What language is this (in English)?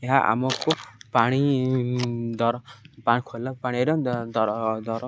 Odia